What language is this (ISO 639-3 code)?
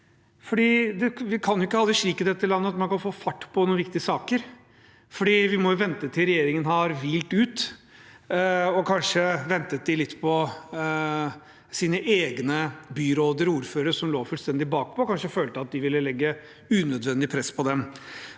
nor